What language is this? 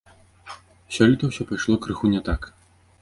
Belarusian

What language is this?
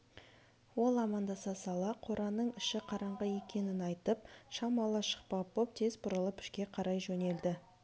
Kazakh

